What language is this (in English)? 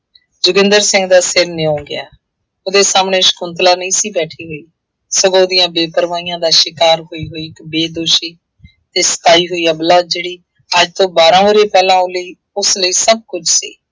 Punjabi